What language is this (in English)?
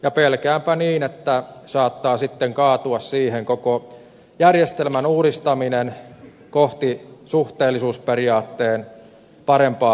Finnish